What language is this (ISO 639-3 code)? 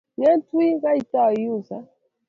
kln